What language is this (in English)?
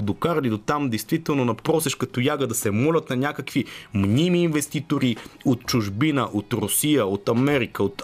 Bulgarian